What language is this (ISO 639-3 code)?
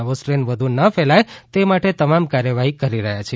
guj